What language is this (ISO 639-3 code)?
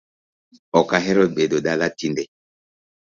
luo